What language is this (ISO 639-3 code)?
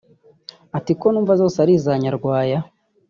kin